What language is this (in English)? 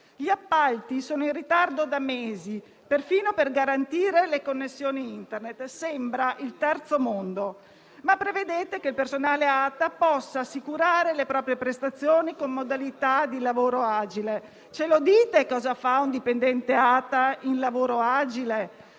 Italian